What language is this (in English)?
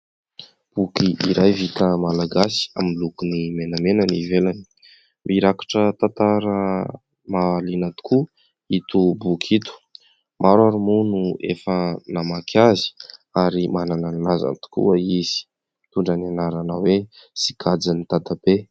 Malagasy